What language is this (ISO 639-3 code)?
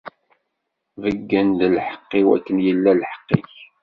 kab